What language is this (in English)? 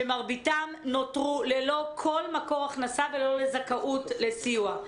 Hebrew